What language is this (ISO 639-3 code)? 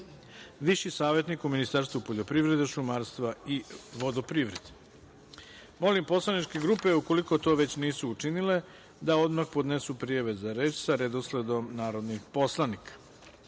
srp